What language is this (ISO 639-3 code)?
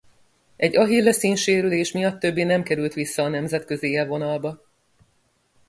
hun